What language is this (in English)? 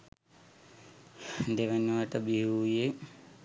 Sinhala